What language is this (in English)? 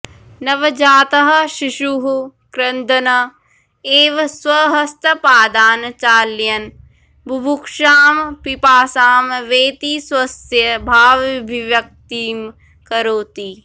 Sanskrit